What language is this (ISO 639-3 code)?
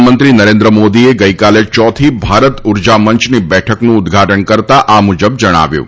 guj